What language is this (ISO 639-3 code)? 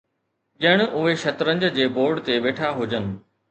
snd